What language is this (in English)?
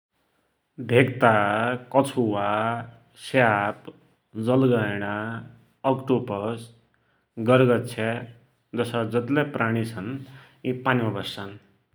Dotyali